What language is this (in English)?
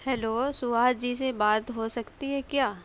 Urdu